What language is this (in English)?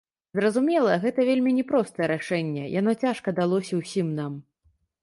Belarusian